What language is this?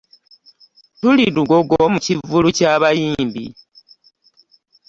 Ganda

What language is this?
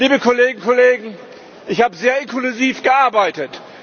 German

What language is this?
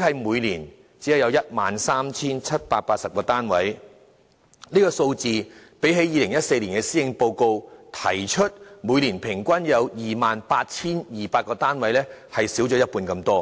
Cantonese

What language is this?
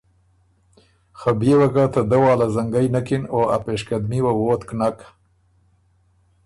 Ormuri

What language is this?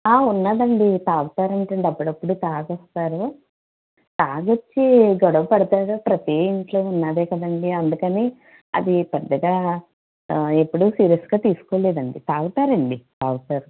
Telugu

